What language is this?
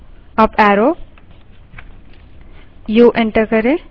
Hindi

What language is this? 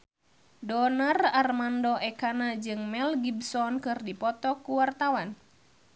Sundanese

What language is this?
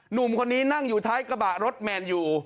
Thai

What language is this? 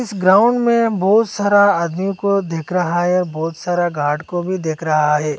Hindi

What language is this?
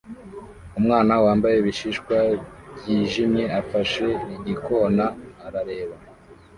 Kinyarwanda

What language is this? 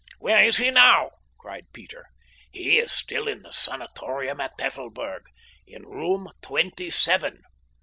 English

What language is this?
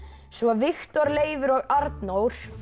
Icelandic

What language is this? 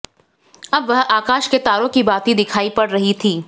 Hindi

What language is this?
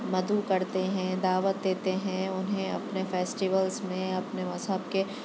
Urdu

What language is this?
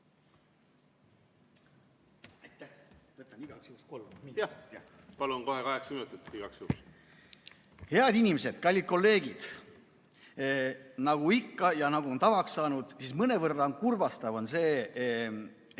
Estonian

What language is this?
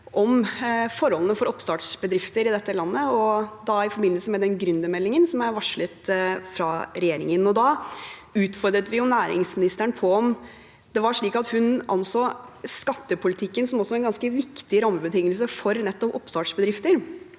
Norwegian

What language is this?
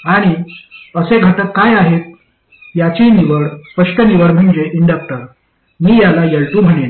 Marathi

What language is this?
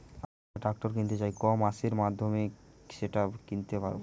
Bangla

